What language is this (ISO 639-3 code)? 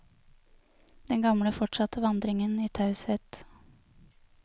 nor